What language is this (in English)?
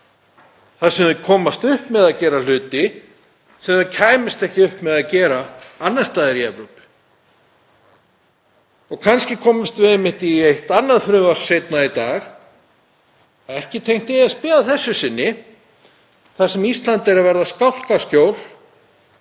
Icelandic